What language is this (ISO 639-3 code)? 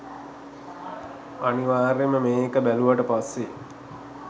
sin